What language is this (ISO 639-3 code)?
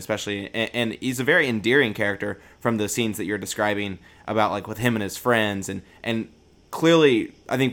eng